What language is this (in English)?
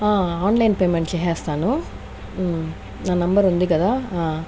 Telugu